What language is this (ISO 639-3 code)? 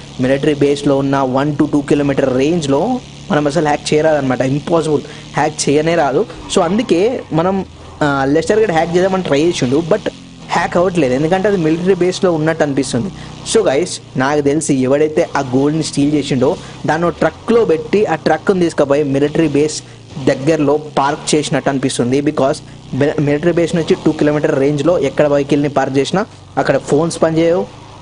tel